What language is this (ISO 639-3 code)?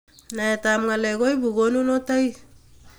kln